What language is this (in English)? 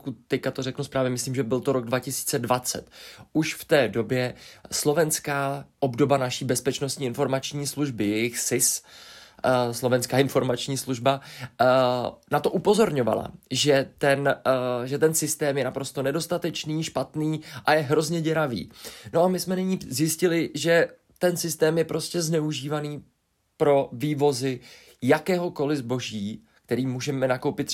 Czech